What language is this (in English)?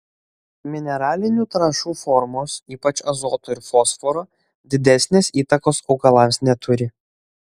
Lithuanian